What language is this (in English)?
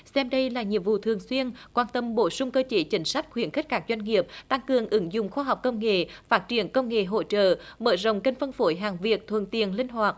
Vietnamese